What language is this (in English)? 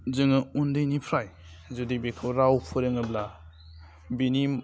Bodo